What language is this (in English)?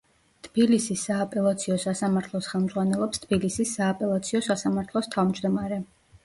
Georgian